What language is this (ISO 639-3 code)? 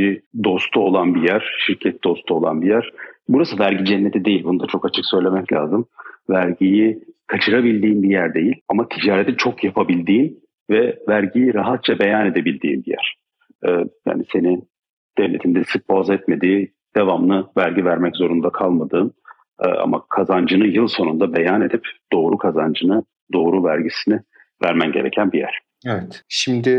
tur